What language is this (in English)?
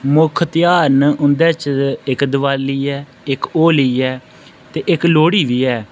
Dogri